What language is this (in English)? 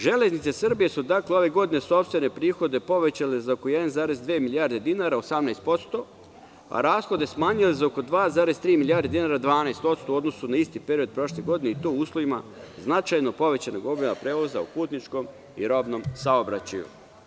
Serbian